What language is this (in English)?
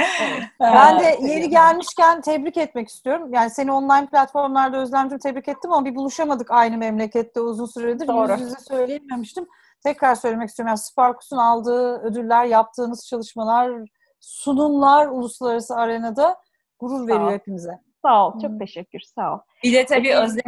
Turkish